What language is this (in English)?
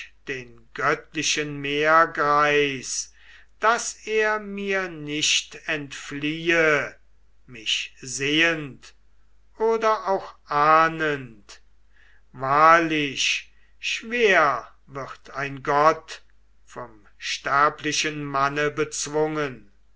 German